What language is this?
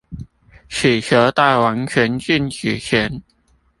Chinese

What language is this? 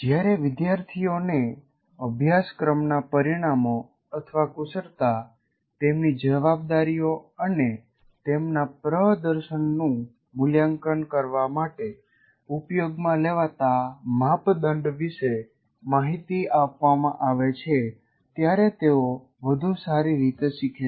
Gujarati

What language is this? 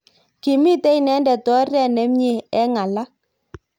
Kalenjin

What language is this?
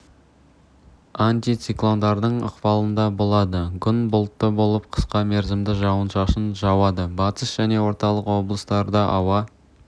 Kazakh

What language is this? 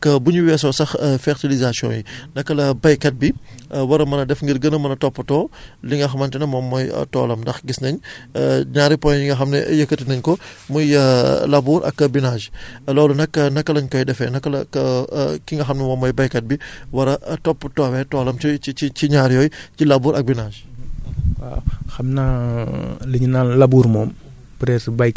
Wolof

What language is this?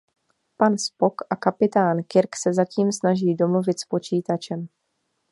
Czech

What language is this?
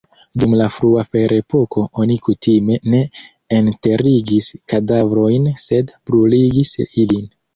Esperanto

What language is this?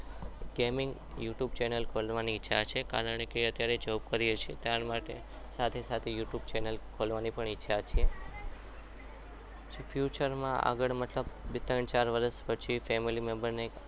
Gujarati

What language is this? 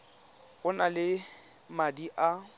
Tswana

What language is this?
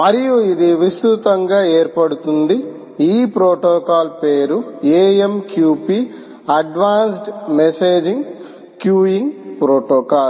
Telugu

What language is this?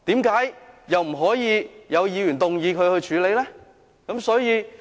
Cantonese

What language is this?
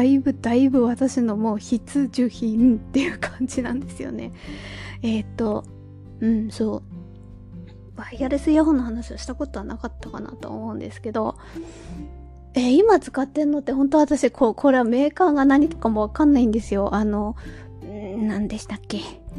Japanese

